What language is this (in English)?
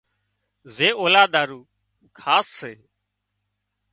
Wadiyara Koli